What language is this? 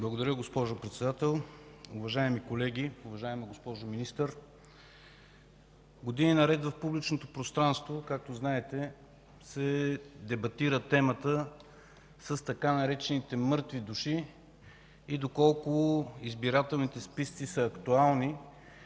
Bulgarian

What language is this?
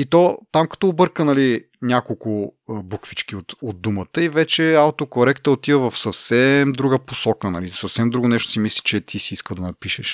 Bulgarian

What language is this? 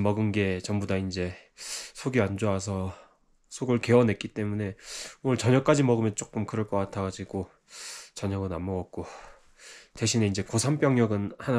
Korean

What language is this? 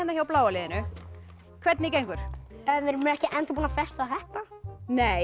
Icelandic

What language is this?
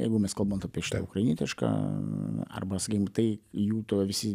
Lithuanian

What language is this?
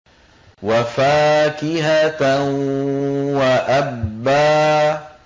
Arabic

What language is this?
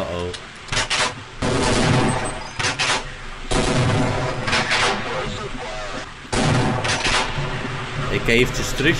Dutch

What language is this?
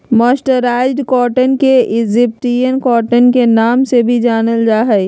Magahi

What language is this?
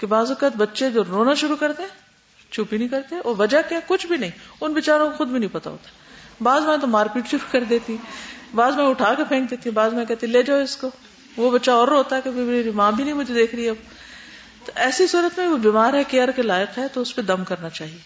Urdu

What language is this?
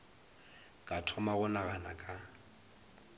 Northern Sotho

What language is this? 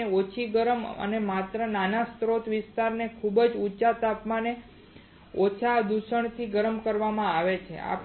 Gujarati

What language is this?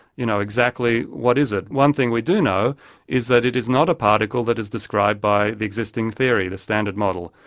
English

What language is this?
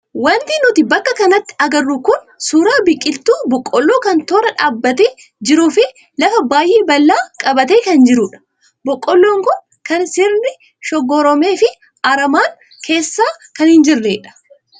Oromo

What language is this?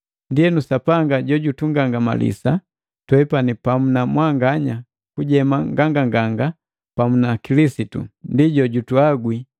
Matengo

